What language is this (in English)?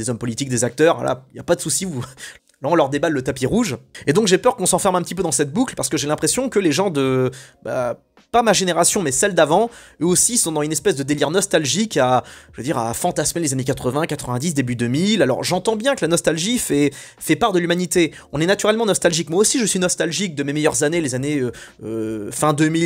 French